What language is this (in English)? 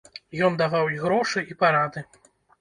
Belarusian